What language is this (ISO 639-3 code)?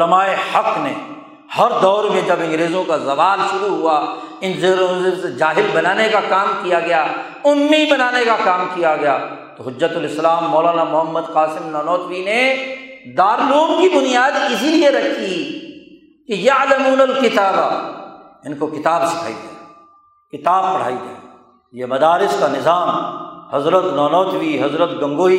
urd